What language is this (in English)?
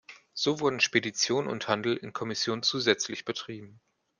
German